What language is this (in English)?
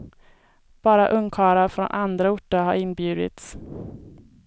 Swedish